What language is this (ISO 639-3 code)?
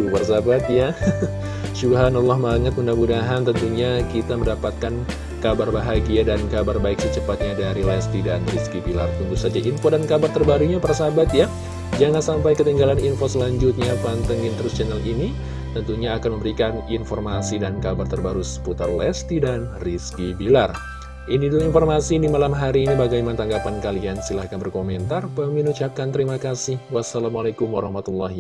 ind